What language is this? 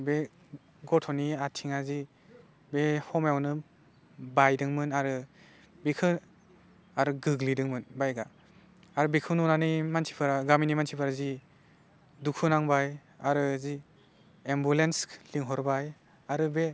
Bodo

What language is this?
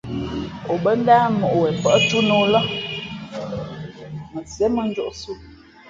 Fe'fe'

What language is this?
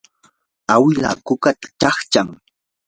Yanahuanca Pasco Quechua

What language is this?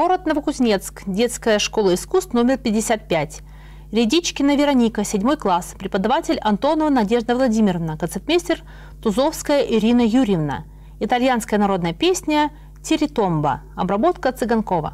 Russian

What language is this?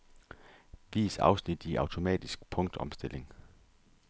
Danish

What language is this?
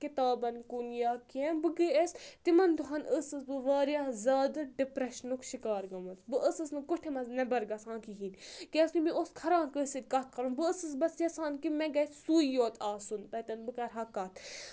Kashmiri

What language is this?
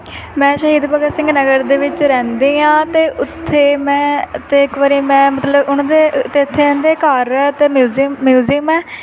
Punjabi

